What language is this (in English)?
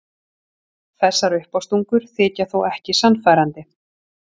Icelandic